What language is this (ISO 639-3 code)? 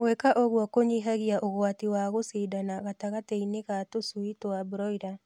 kik